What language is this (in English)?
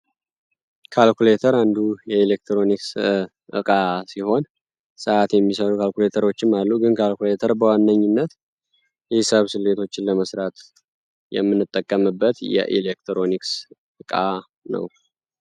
Amharic